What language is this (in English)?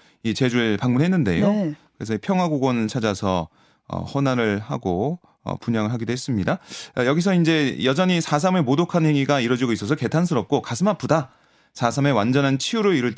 Korean